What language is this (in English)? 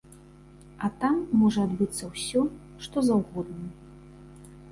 Belarusian